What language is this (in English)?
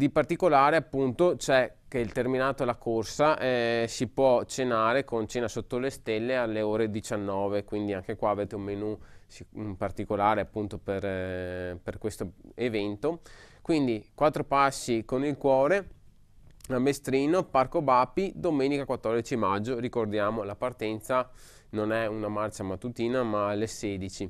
Italian